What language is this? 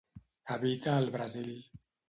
Catalan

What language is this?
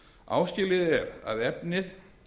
Icelandic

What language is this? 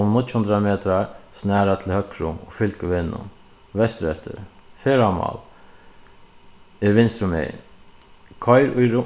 Faroese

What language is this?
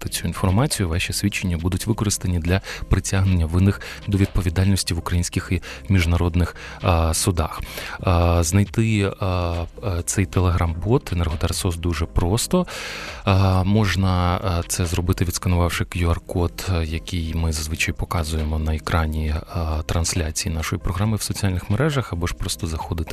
Ukrainian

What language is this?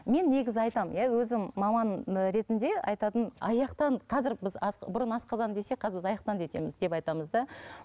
Kazakh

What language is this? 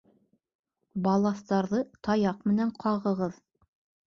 Bashkir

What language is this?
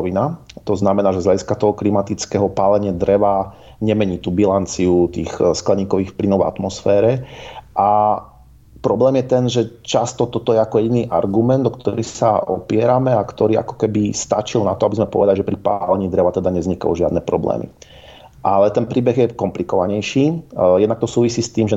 Slovak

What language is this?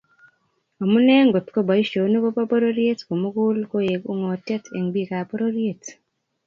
Kalenjin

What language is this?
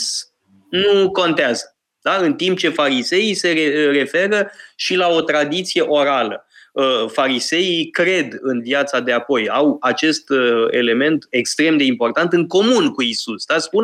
Romanian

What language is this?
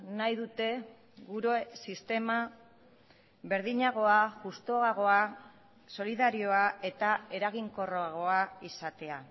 Basque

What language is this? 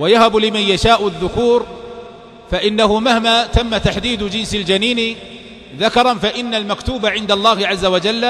Arabic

